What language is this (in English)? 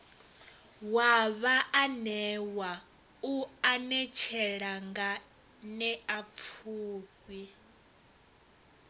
Venda